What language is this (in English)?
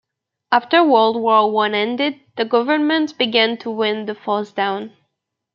English